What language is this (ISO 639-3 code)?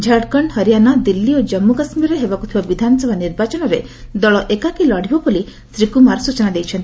ori